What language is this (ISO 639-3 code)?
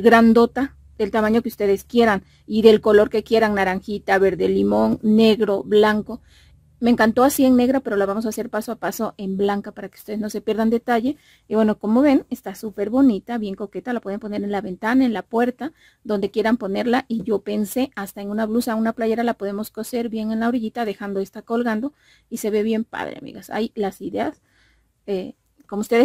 spa